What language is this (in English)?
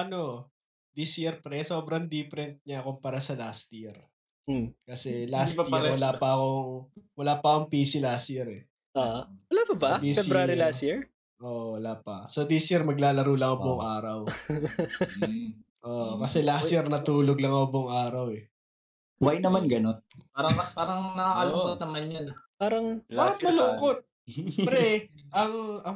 Filipino